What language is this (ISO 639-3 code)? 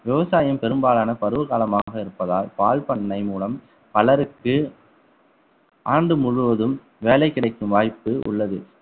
tam